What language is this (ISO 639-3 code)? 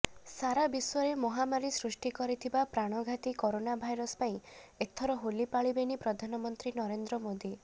ori